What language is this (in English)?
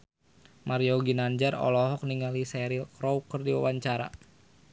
Sundanese